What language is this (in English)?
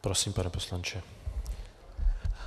Czech